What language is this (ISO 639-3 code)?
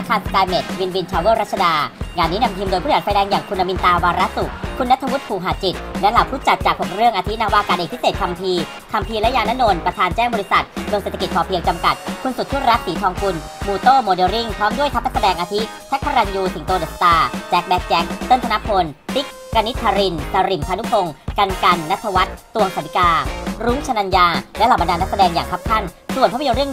tha